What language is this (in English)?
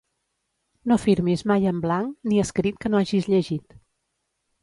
Catalan